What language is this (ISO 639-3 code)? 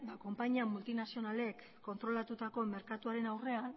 eus